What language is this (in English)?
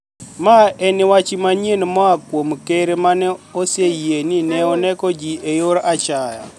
Luo (Kenya and Tanzania)